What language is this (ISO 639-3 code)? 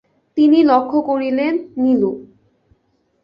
ben